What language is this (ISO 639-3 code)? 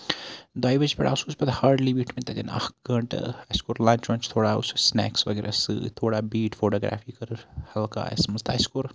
kas